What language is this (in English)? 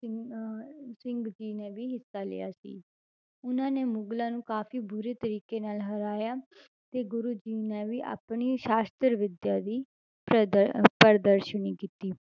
Punjabi